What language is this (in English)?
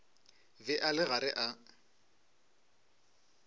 Northern Sotho